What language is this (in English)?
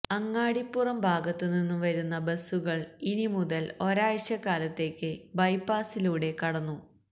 Malayalam